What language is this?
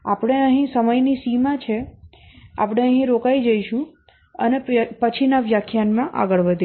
Gujarati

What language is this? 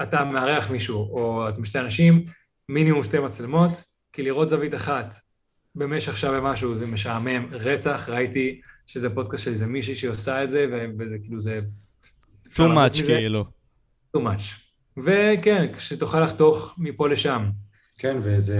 Hebrew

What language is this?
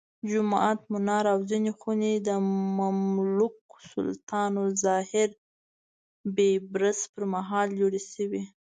Pashto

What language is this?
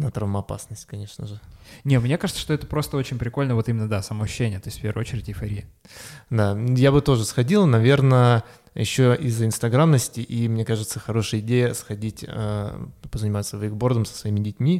Russian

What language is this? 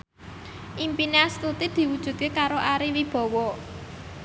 Javanese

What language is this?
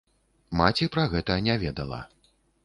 Belarusian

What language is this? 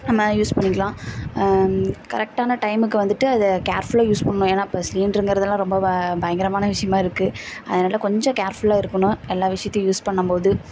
Tamil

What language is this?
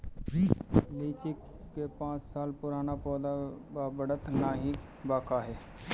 Bhojpuri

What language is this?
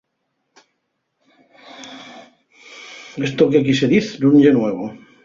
Asturian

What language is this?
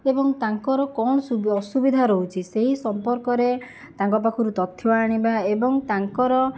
Odia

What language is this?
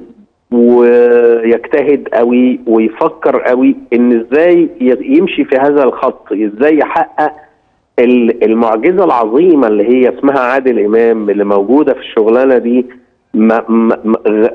Arabic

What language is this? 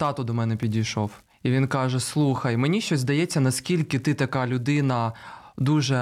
Ukrainian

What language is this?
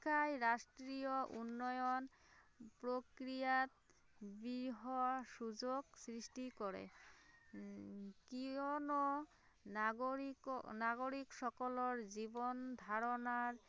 Assamese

